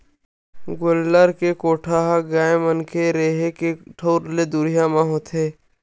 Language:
Chhattisgarhi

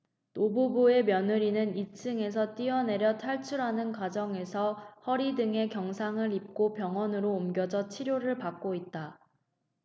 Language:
Korean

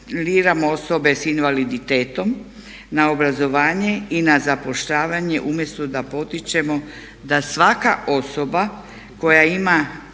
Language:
Croatian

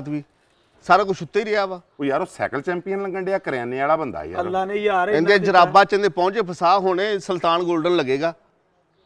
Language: Punjabi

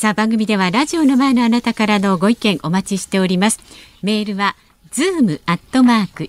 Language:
Japanese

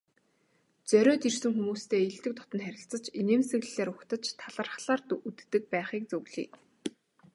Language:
Mongolian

